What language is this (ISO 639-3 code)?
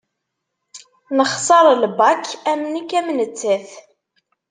kab